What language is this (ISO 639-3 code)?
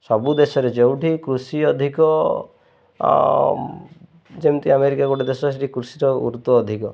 ori